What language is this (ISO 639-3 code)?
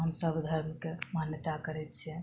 mai